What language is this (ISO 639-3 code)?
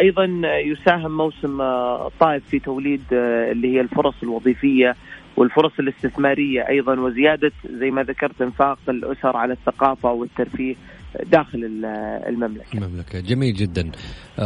ara